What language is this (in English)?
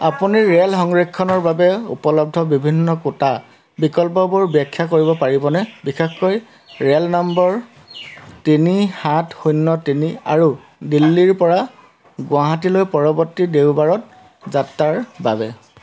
Assamese